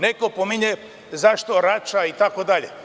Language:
Serbian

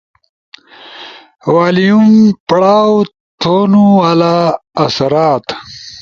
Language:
Ushojo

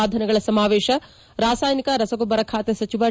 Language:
Kannada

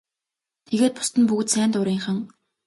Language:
Mongolian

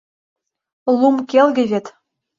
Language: Mari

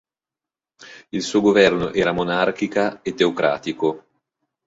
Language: Italian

